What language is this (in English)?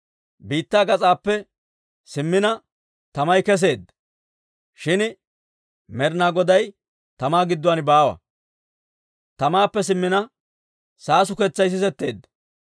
Dawro